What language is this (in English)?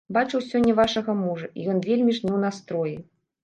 Belarusian